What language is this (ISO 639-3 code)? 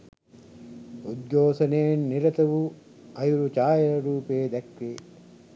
sin